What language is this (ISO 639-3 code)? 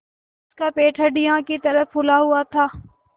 hin